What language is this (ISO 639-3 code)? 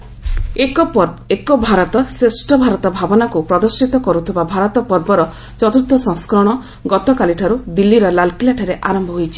ori